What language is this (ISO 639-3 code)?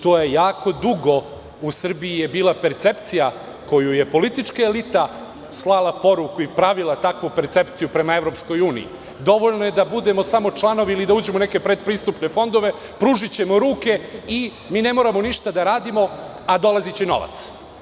srp